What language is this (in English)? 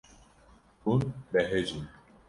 Kurdish